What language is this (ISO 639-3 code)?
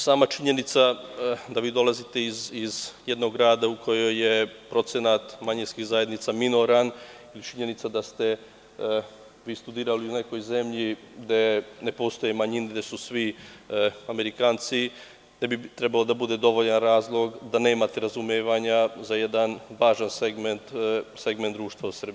srp